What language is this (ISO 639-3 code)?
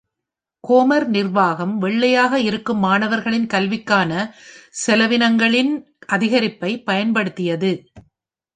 tam